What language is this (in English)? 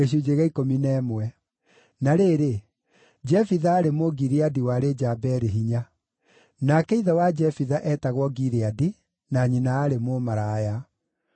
Kikuyu